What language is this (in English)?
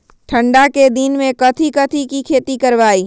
Magahi